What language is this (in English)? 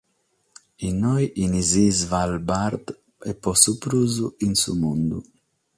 Sardinian